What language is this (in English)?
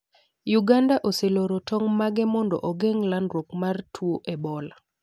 Luo (Kenya and Tanzania)